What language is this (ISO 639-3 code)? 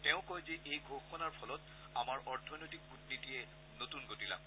asm